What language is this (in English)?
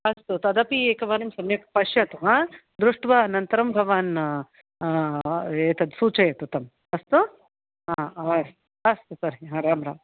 Sanskrit